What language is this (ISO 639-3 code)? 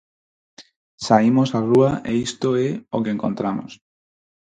glg